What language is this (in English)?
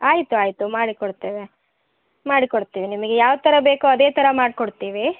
Kannada